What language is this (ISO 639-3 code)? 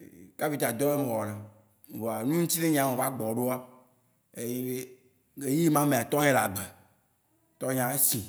wci